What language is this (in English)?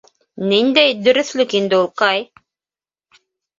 Bashkir